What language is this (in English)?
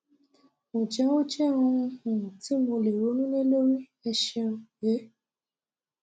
Yoruba